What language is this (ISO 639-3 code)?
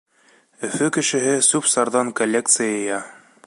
bak